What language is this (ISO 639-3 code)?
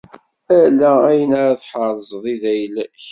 kab